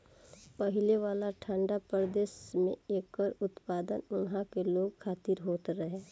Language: Bhojpuri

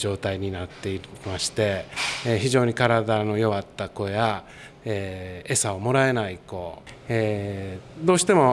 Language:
Japanese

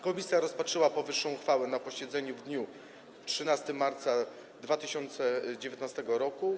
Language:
Polish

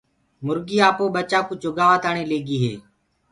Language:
Gurgula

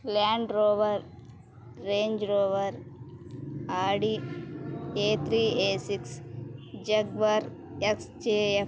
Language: Telugu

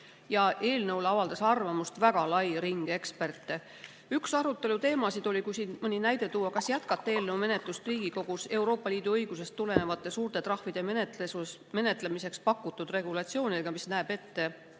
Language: Estonian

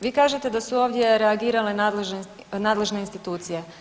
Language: Croatian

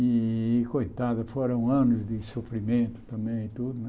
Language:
Portuguese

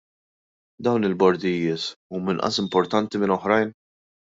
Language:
Maltese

